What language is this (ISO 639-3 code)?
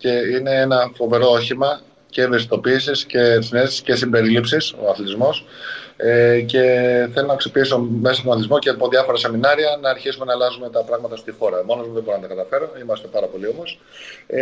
ell